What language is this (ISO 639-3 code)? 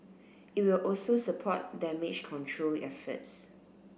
eng